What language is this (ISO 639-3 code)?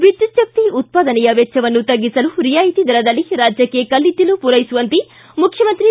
kan